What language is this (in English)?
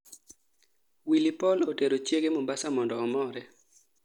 Luo (Kenya and Tanzania)